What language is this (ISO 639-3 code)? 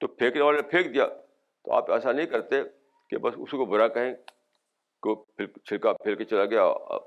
urd